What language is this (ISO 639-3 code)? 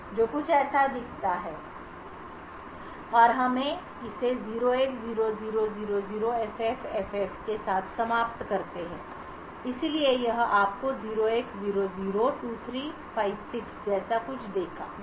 hin